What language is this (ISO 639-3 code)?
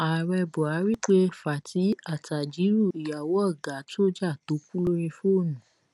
yor